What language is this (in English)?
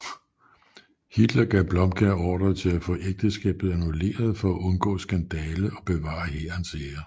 Danish